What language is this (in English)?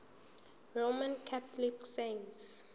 Zulu